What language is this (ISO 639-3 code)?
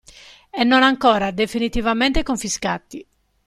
ita